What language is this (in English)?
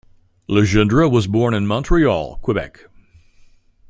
English